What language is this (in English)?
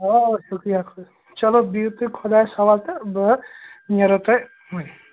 Kashmiri